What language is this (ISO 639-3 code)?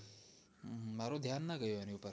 guj